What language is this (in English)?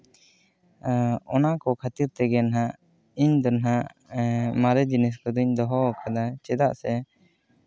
Santali